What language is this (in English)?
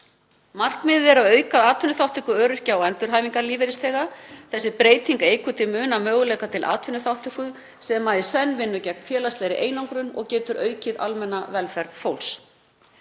Icelandic